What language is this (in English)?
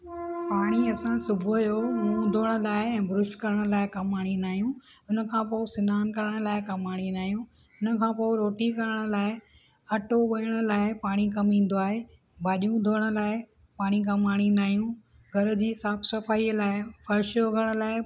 Sindhi